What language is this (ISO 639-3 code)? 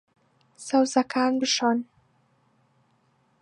ckb